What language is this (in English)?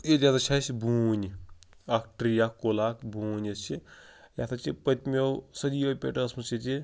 Kashmiri